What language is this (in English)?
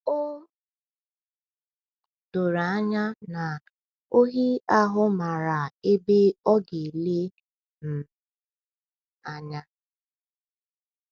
Igbo